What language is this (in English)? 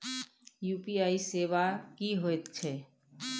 Maithili